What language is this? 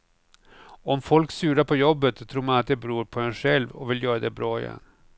Swedish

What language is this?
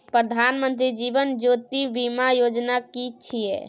Maithili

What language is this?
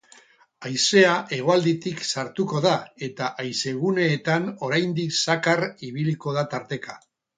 Basque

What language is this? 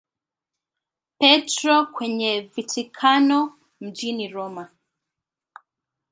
Swahili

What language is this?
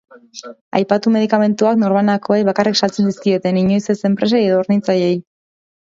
Basque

